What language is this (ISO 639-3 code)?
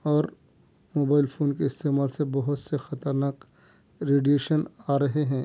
urd